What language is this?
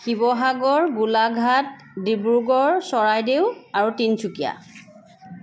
Assamese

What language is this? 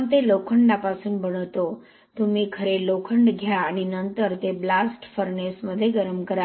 Marathi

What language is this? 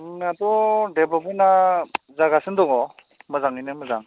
Bodo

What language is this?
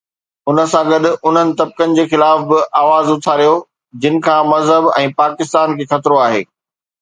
Sindhi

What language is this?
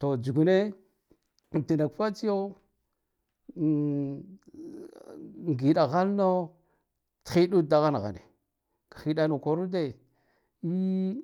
Guduf-Gava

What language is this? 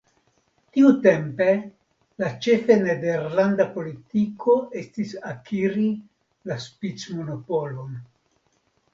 Esperanto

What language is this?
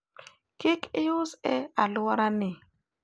Luo (Kenya and Tanzania)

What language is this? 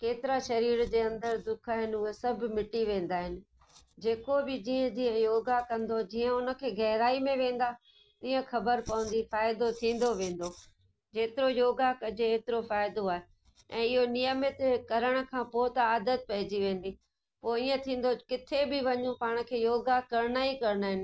Sindhi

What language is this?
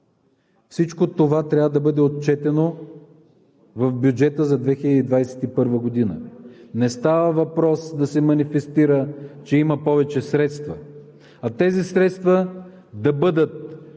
Bulgarian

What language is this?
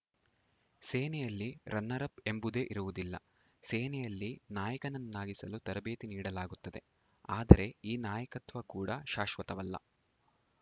Kannada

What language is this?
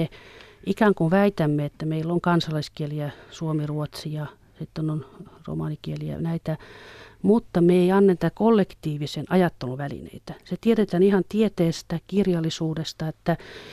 Finnish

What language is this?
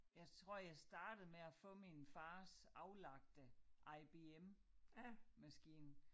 Danish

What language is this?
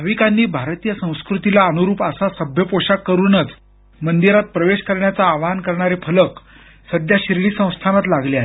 Marathi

